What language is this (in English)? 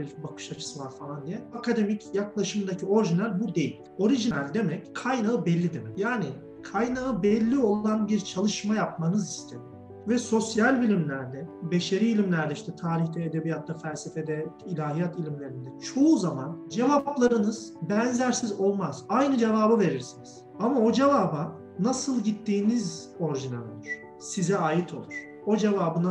Turkish